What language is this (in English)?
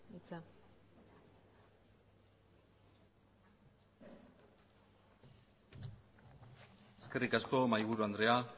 Basque